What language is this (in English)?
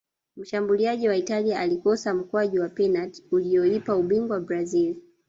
Swahili